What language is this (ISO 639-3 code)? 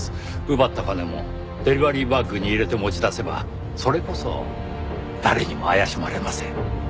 jpn